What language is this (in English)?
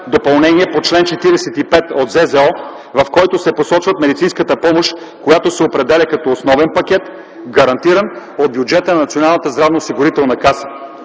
Bulgarian